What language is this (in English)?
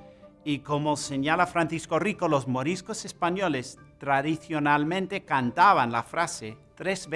Spanish